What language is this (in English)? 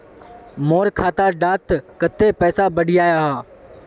Magahi